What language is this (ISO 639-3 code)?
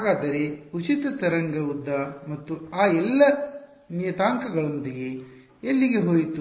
kan